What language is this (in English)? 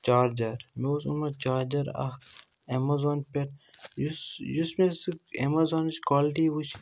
Kashmiri